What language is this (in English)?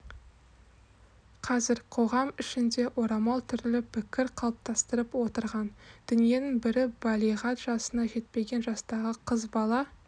Kazakh